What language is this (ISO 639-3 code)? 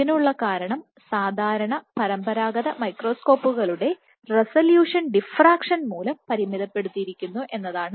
mal